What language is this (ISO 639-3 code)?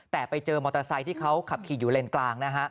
tha